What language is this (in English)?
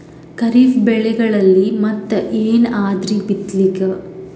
Kannada